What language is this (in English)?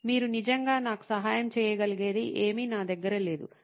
Telugu